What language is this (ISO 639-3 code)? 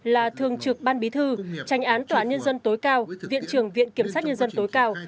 vie